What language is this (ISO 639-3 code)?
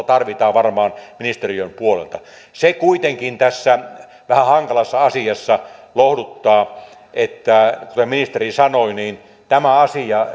fin